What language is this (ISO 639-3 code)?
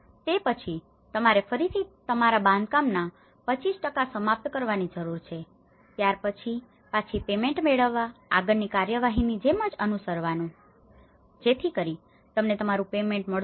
guj